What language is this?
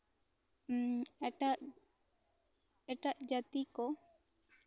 Santali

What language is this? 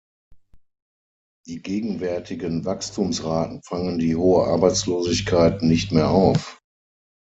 German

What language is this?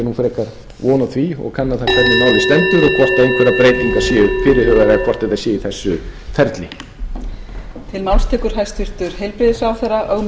Icelandic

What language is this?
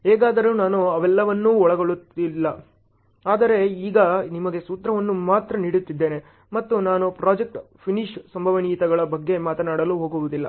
Kannada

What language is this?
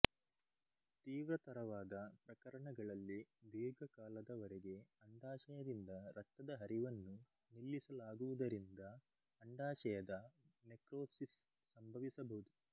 Kannada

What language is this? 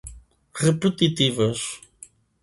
Portuguese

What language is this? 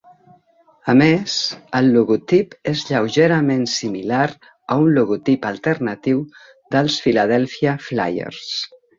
Catalan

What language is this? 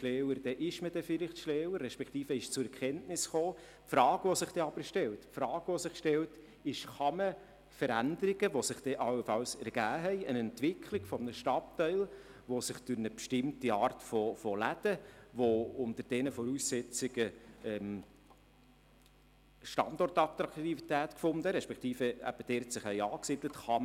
Swiss German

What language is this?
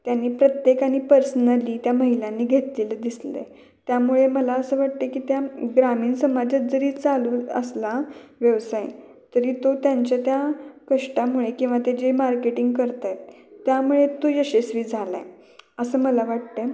Marathi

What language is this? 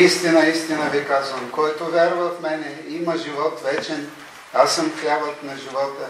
Bulgarian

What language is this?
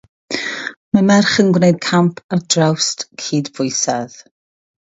Welsh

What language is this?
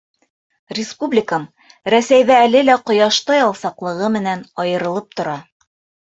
Bashkir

